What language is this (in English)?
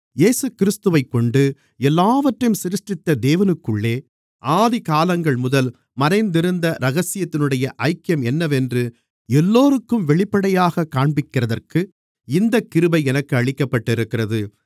Tamil